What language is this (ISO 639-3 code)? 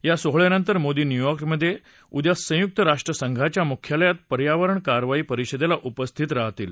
mar